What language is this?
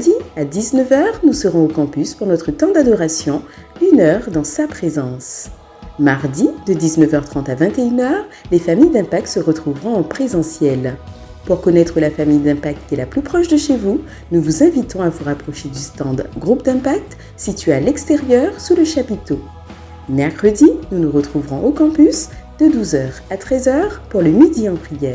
French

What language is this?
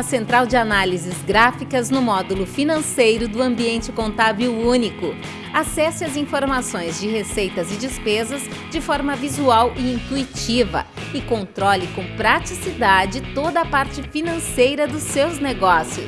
Portuguese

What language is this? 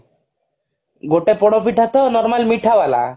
Odia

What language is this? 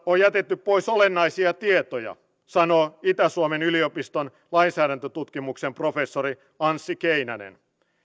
Finnish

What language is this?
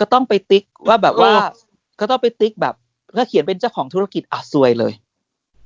Thai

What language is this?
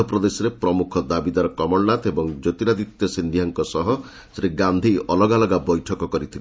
Odia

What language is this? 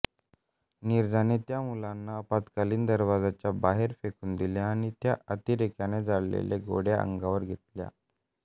Marathi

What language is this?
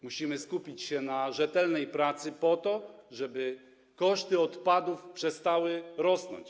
Polish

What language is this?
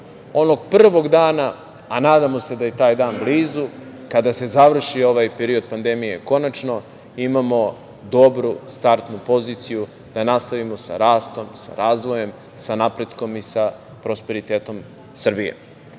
Serbian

